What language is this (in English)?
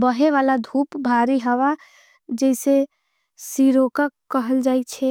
Angika